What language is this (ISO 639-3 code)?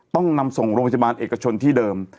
tha